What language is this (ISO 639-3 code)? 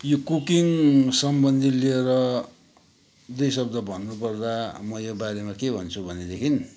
nep